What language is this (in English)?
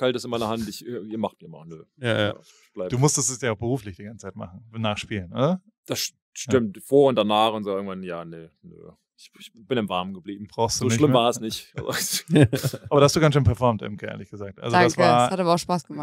German